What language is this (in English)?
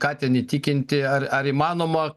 Lithuanian